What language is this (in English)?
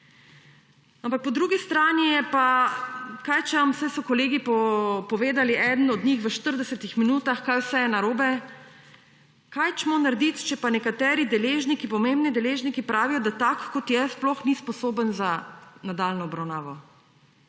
Slovenian